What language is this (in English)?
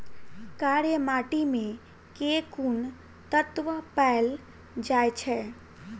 Maithili